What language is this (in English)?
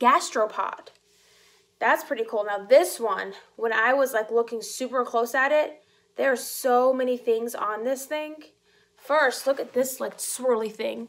English